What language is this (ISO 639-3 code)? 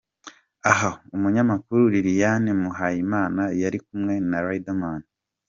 kin